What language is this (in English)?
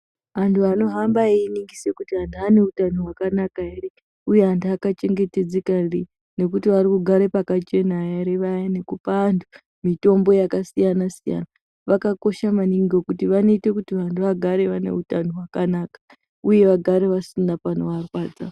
Ndau